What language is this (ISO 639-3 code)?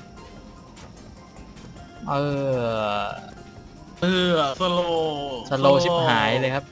tha